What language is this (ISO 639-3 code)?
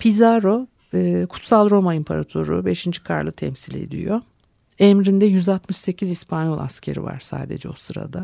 tur